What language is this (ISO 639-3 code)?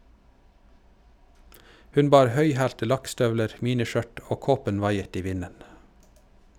nor